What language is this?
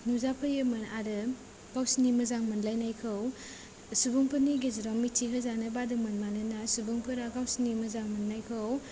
Bodo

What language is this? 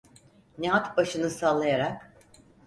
Turkish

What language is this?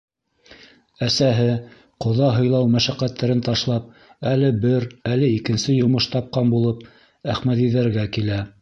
Bashkir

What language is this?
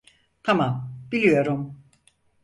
Turkish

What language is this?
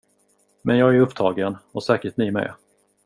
Swedish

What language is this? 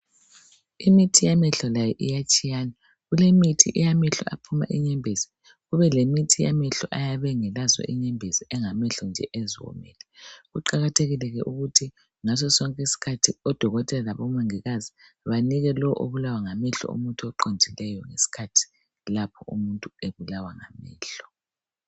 North Ndebele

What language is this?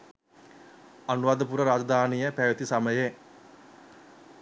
Sinhala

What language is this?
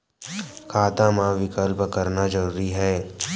Chhattisgarhi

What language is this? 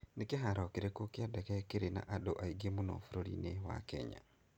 Kikuyu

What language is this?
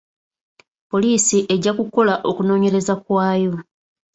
Ganda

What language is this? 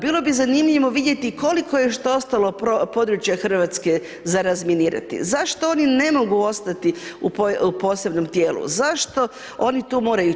Croatian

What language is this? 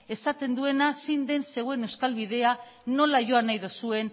Basque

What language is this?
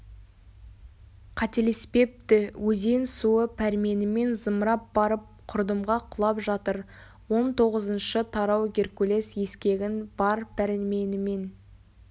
Kazakh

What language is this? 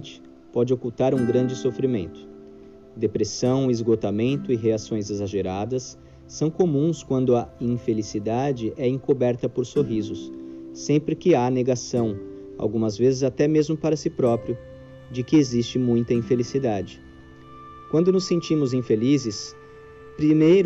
Portuguese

